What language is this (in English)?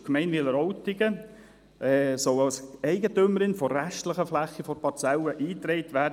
Swiss German